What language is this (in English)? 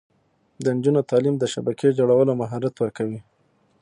Pashto